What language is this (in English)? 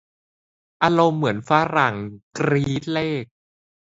Thai